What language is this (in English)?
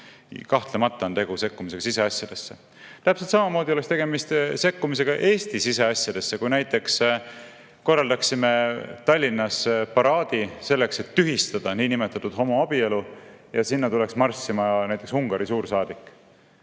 Estonian